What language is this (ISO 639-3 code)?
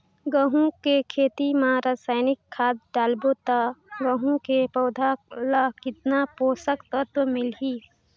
hne